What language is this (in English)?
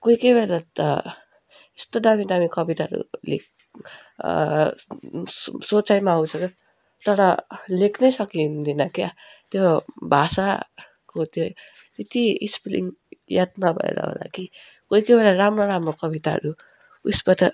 Nepali